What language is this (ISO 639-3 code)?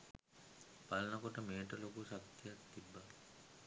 sin